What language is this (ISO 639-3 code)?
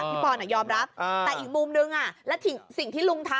tha